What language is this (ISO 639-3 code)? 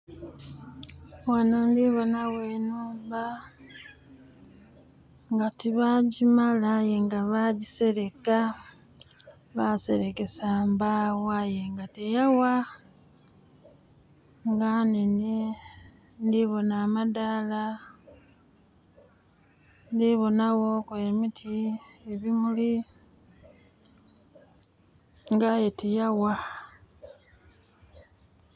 xog